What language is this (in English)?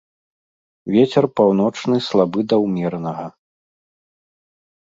Belarusian